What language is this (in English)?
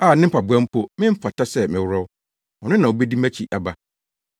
Akan